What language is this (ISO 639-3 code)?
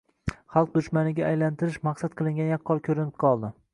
uzb